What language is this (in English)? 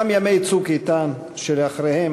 Hebrew